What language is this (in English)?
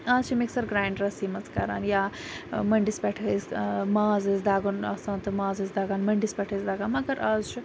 Kashmiri